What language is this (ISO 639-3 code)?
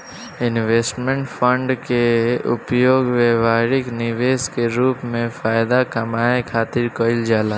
bho